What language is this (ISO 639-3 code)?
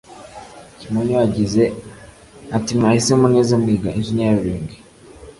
kin